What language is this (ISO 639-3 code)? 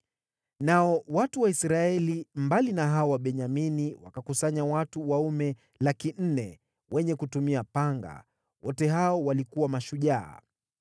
swa